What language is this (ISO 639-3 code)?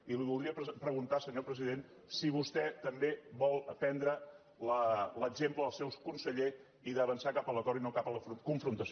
cat